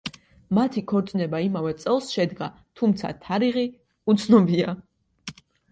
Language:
Georgian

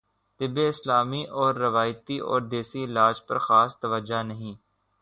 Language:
Urdu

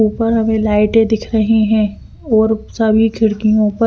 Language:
Hindi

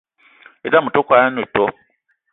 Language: Eton (Cameroon)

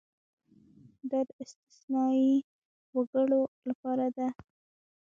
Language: Pashto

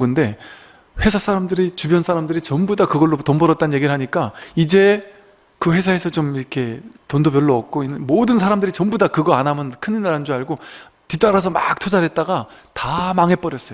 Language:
Korean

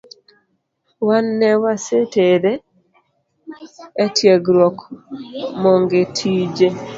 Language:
Luo (Kenya and Tanzania)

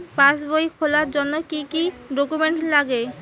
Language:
Bangla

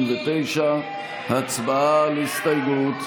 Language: Hebrew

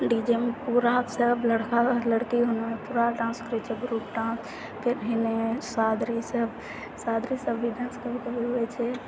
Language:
Maithili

